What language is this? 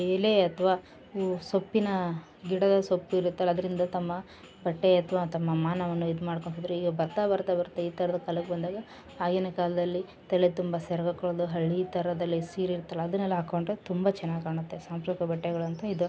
Kannada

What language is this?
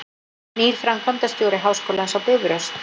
Icelandic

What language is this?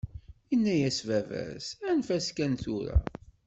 Kabyle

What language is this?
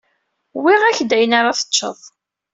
Kabyle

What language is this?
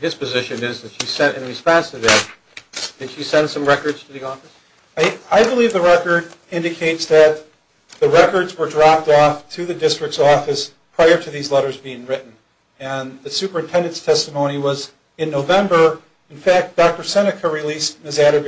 English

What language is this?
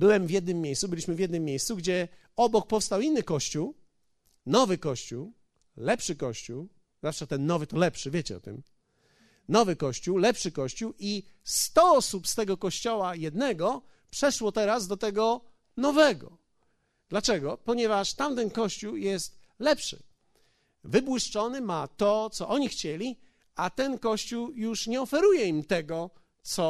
Polish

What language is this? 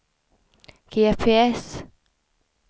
Swedish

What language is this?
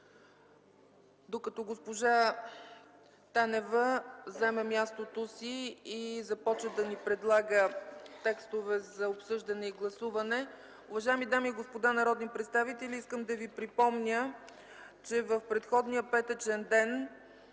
Bulgarian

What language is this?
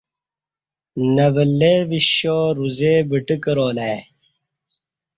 Kati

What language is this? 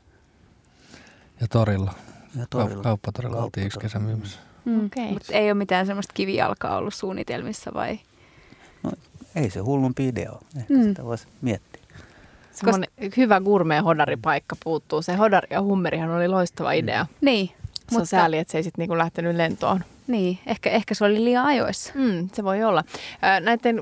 Finnish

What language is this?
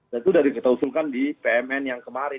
Indonesian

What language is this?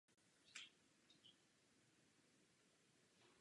Czech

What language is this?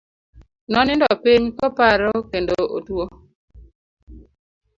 Luo (Kenya and Tanzania)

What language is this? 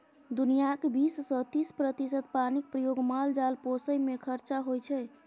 Maithili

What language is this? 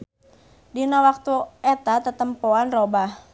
Sundanese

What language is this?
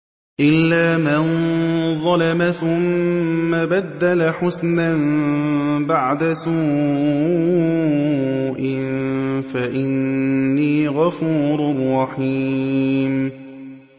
Arabic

